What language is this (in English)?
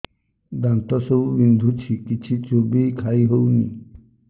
Odia